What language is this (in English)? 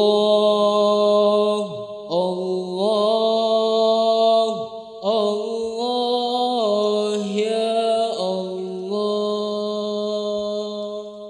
Indonesian